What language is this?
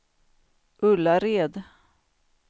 Swedish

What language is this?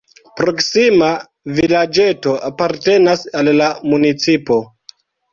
Esperanto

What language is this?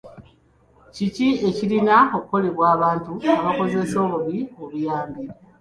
Ganda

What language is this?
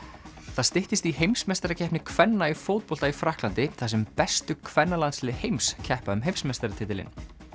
Icelandic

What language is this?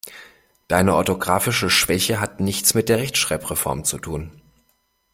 German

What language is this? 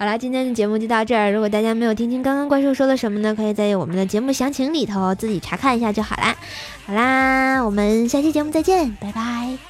Chinese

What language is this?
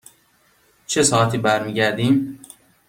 Persian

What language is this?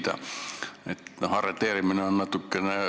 Estonian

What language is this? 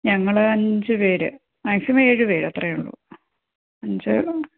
Malayalam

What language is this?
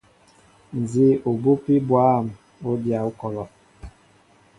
Mbo (Cameroon)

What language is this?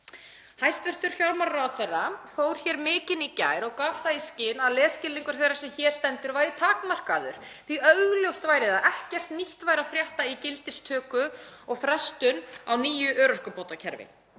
Icelandic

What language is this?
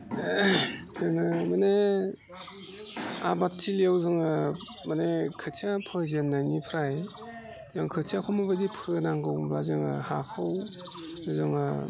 Bodo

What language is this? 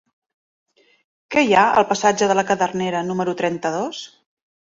Catalan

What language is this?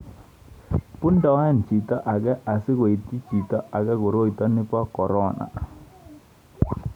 Kalenjin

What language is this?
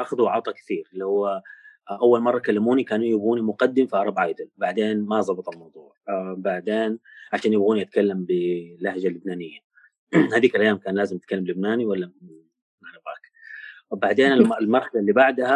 Arabic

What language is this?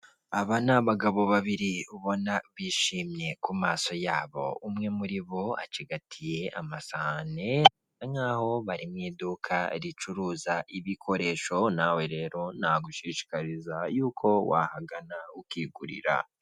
Kinyarwanda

